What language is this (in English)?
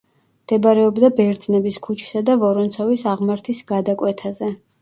Georgian